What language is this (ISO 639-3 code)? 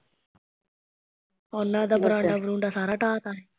pan